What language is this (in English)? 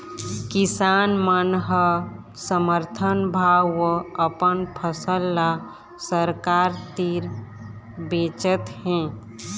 Chhattisgarhi